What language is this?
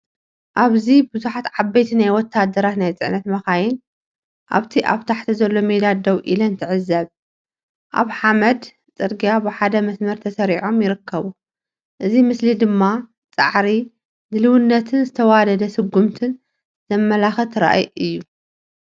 Tigrinya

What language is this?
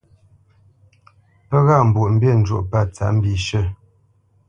Bamenyam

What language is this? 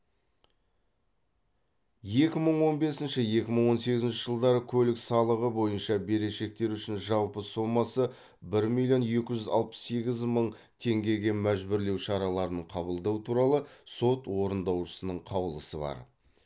Kazakh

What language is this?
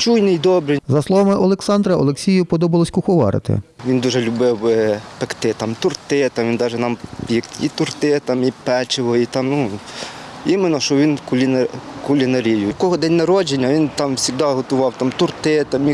Ukrainian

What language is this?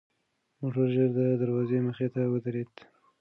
Pashto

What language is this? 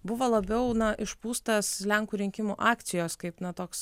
Lithuanian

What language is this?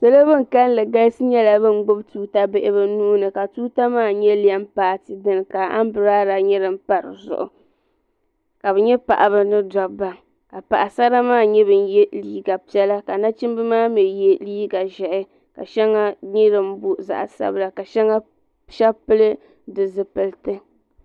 Dagbani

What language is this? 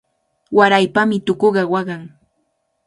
Cajatambo North Lima Quechua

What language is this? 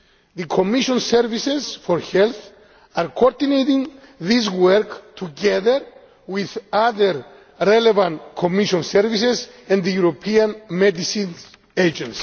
English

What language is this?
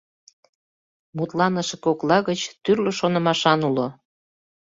Mari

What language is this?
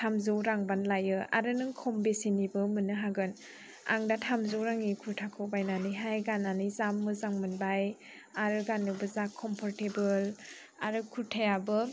Bodo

